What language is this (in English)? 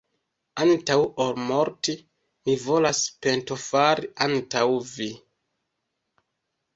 Esperanto